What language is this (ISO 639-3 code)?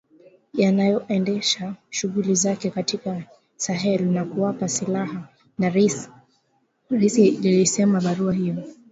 swa